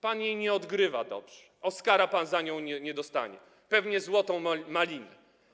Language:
Polish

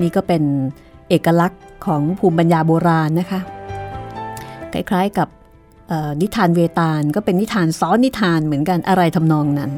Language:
Thai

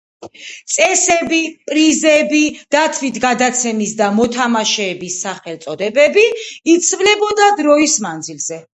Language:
Georgian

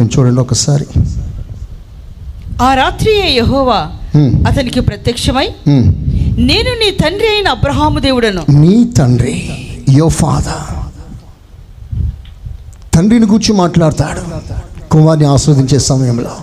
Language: Telugu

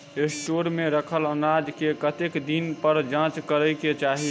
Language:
Maithili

